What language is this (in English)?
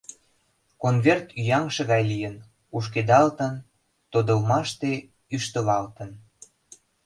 Mari